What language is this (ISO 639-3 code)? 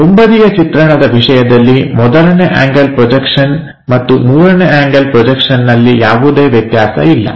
kan